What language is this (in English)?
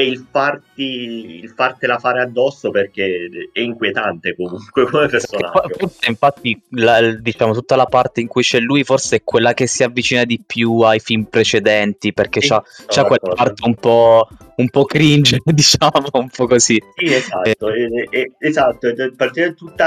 Italian